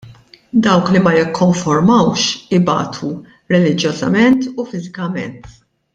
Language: Maltese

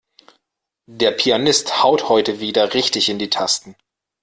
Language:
German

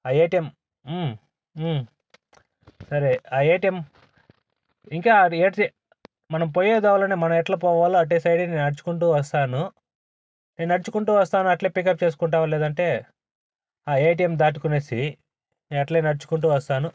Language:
Telugu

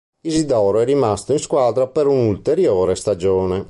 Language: Italian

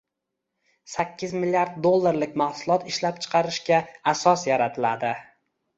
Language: Uzbek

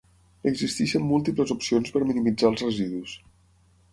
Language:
Catalan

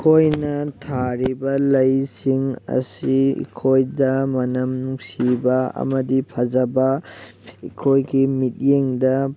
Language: Manipuri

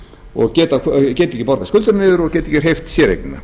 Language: Icelandic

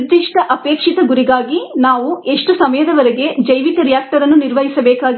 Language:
Kannada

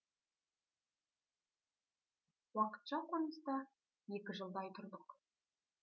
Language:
Kazakh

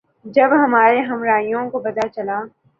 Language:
Urdu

